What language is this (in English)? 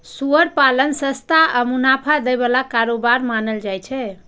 Maithili